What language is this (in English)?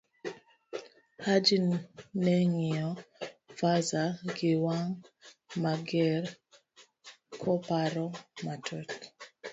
Luo (Kenya and Tanzania)